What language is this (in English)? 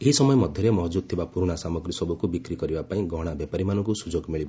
Odia